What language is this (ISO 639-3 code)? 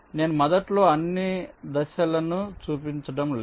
tel